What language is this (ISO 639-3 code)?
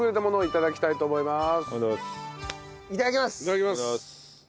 jpn